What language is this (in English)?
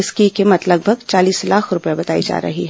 Hindi